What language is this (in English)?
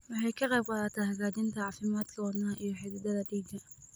Somali